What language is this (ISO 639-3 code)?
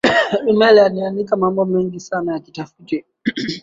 swa